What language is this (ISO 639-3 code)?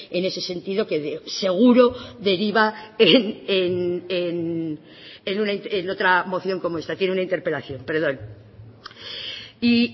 spa